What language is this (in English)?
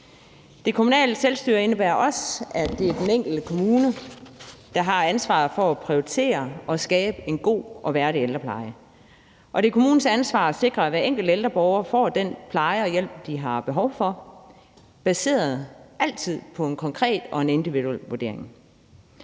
Danish